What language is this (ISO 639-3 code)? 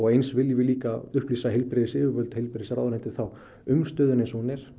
isl